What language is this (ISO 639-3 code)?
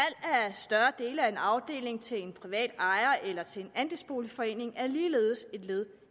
dan